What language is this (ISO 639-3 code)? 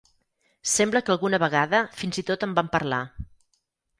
cat